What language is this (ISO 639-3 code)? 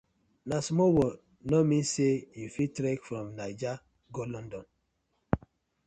pcm